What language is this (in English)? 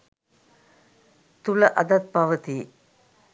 Sinhala